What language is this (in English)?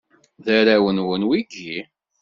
Kabyle